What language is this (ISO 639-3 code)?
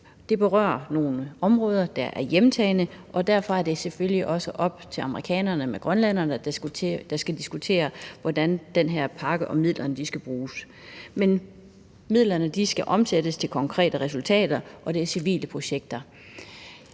dan